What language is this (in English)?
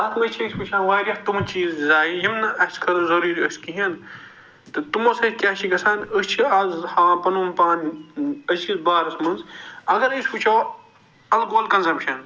Kashmiri